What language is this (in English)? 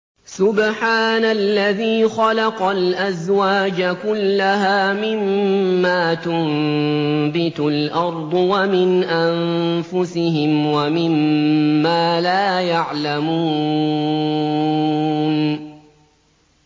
Arabic